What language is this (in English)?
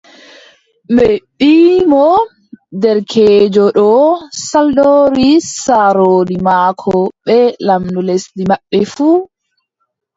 Adamawa Fulfulde